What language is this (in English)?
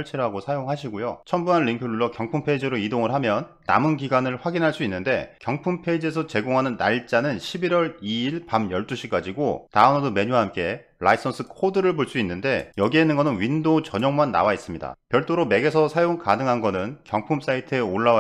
Korean